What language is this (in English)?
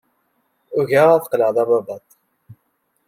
Kabyle